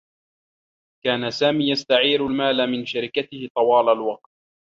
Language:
Arabic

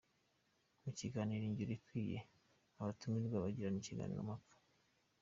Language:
Kinyarwanda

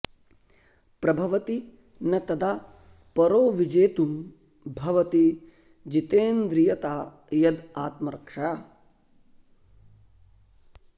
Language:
Sanskrit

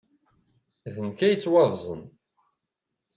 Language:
Kabyle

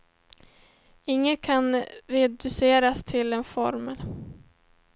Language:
Swedish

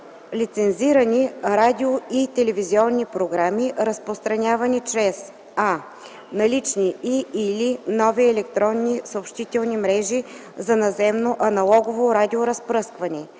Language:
Bulgarian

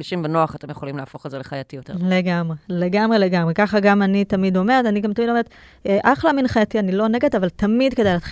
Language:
Hebrew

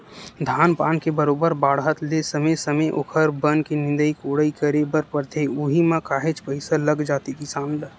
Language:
Chhattisgarhi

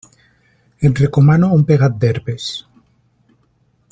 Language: Catalan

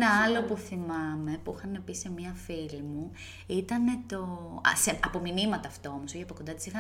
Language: Greek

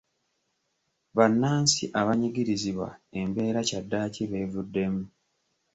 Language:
Ganda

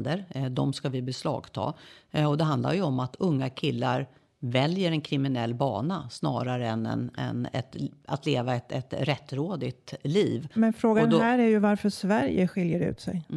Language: Swedish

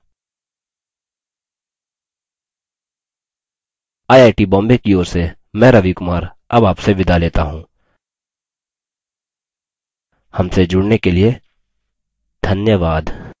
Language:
Hindi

